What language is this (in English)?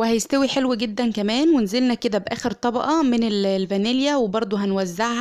Arabic